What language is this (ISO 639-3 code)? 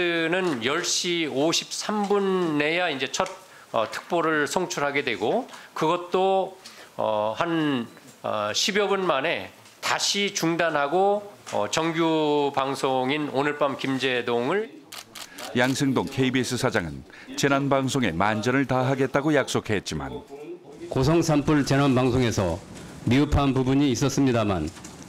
kor